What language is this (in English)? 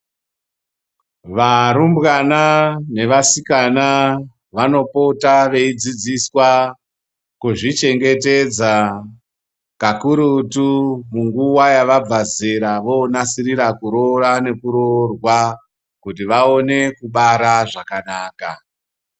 Ndau